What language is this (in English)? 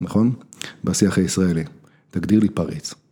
Hebrew